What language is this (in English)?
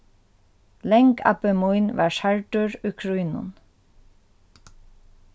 Faroese